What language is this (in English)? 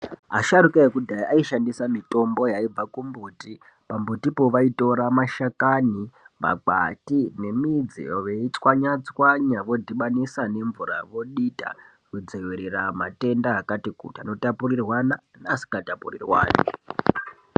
Ndau